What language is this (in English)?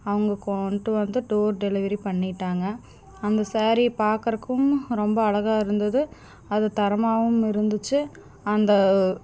Tamil